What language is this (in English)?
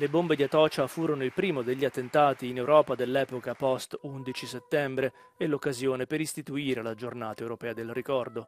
Italian